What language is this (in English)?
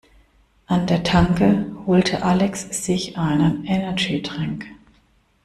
German